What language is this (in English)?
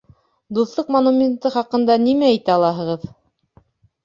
Bashkir